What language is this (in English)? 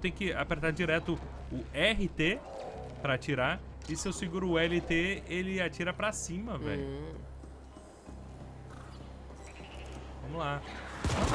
Portuguese